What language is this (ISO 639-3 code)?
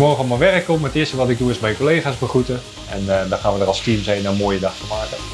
nld